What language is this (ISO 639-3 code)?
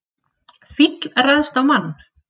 isl